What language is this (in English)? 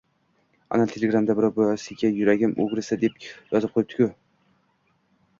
Uzbek